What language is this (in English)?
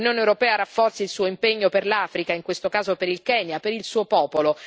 Italian